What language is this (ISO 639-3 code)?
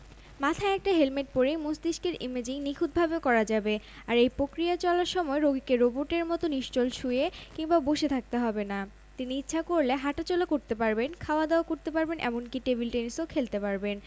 ben